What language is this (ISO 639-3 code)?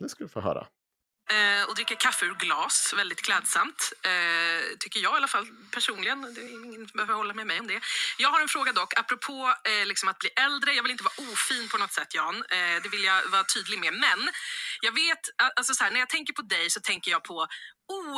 swe